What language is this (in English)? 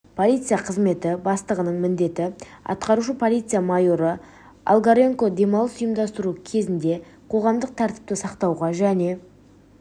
Kazakh